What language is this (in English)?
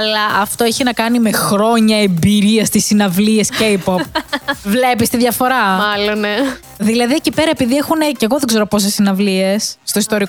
Greek